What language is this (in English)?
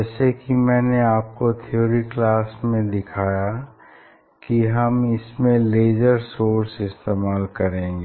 Hindi